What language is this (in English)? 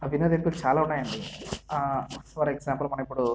Telugu